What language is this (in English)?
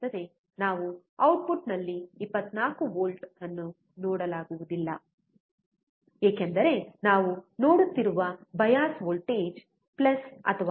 Kannada